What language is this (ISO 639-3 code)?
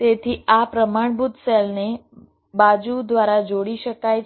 guj